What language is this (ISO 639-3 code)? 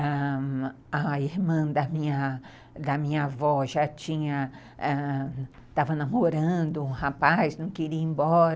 por